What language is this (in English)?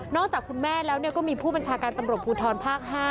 Thai